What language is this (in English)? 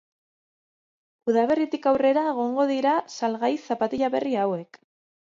Basque